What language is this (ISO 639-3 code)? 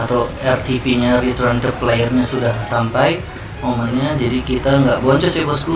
ind